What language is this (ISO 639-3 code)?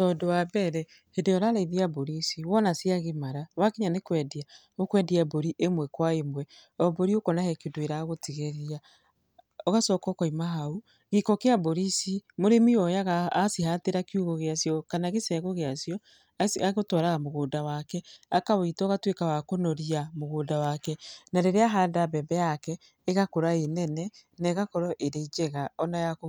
kik